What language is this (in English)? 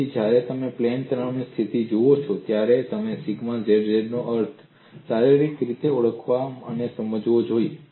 Gujarati